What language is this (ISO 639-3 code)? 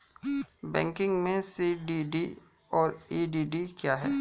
hin